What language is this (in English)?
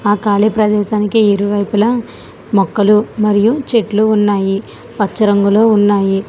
Telugu